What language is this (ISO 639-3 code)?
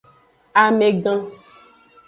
ajg